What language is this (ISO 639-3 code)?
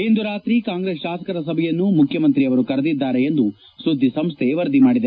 kan